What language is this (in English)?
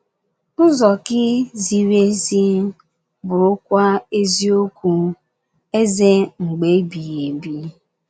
Igbo